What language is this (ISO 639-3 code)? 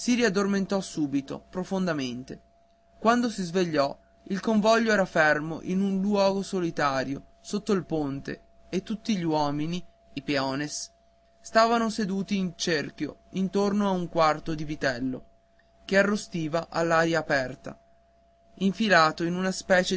ita